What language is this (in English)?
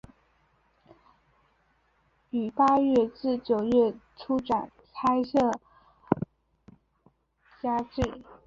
Chinese